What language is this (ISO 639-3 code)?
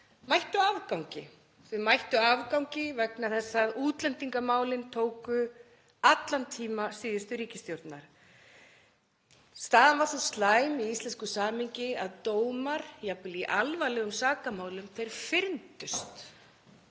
isl